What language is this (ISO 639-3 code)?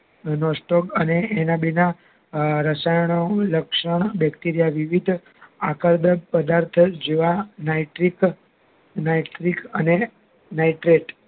guj